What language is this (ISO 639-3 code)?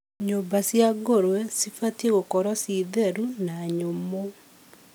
kik